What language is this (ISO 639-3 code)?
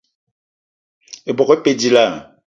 eto